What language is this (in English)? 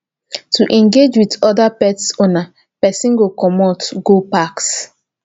Nigerian Pidgin